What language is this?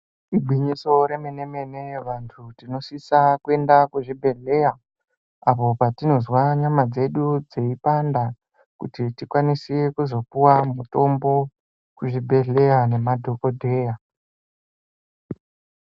Ndau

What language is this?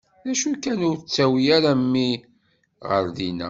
Kabyle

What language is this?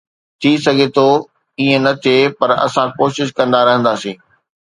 Sindhi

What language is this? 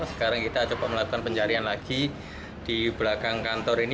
Indonesian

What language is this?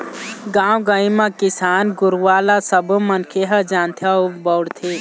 Chhattisgarhi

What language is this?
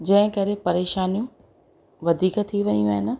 Sindhi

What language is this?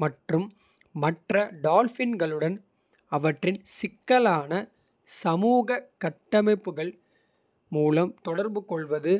Kota (India)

